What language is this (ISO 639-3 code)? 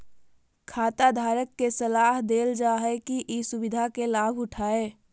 mag